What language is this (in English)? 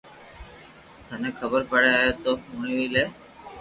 Loarki